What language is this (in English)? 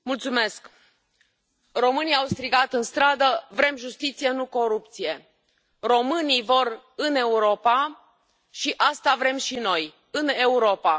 Romanian